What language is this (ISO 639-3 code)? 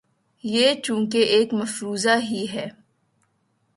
urd